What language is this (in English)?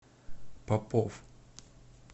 Russian